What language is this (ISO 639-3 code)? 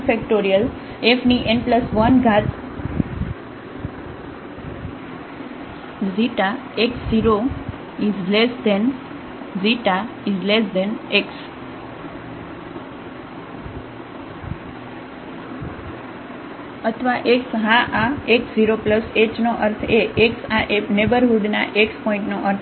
guj